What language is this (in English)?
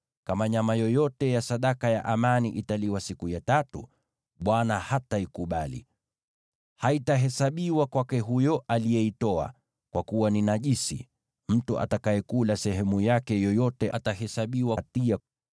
Swahili